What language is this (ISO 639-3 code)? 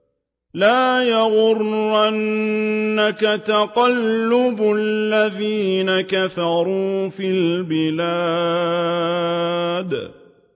ara